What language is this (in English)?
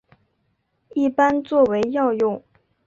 Chinese